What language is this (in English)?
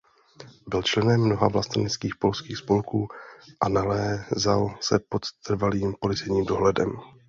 Czech